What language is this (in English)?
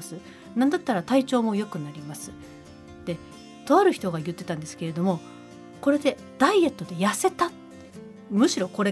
Japanese